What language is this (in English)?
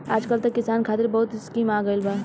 Bhojpuri